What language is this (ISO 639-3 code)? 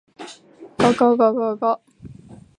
jpn